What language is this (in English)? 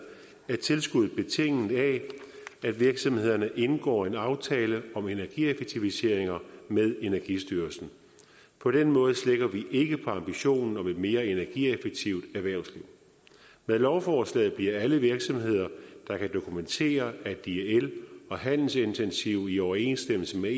Danish